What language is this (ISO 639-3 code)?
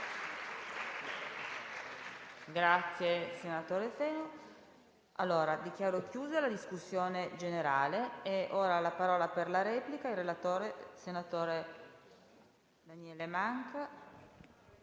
ita